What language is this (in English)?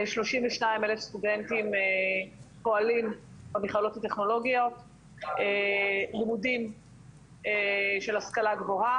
Hebrew